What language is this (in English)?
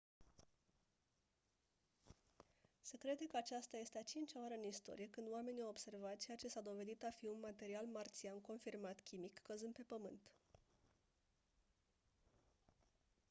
Romanian